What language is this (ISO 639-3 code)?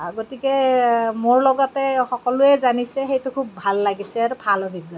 asm